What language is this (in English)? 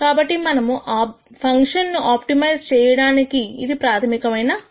Telugu